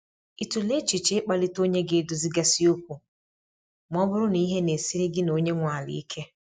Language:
Igbo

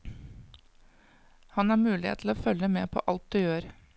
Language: Norwegian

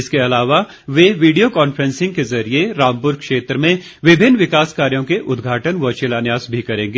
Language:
Hindi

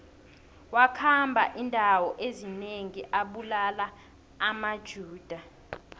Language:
South Ndebele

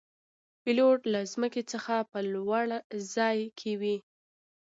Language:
Pashto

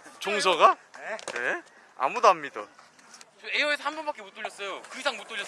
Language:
Korean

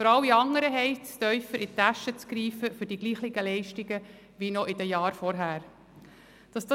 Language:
Swiss German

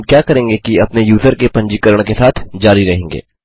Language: Hindi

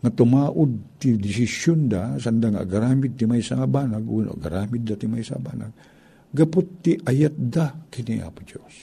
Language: Filipino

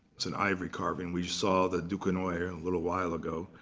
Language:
English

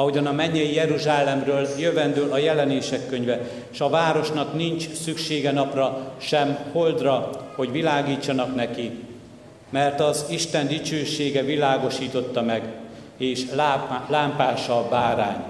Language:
Hungarian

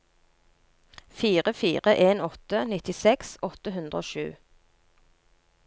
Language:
Norwegian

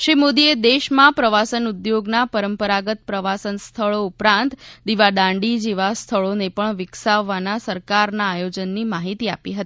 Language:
Gujarati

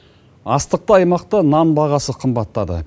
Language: Kazakh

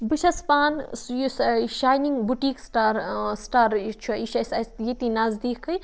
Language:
Kashmiri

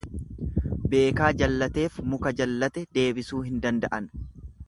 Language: Oromo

